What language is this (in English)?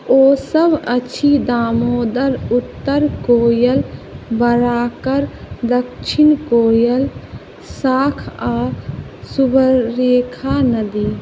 Maithili